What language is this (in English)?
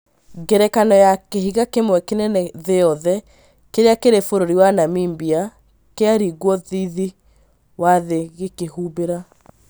Kikuyu